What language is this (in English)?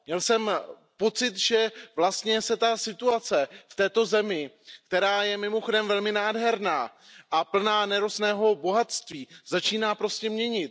Czech